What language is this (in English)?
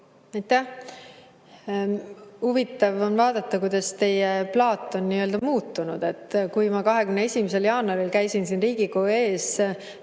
Estonian